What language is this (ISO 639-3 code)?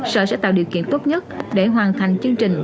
vie